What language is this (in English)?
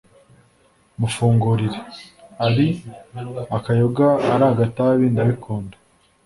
Kinyarwanda